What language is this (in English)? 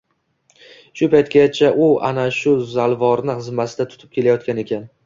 Uzbek